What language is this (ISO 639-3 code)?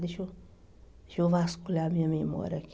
por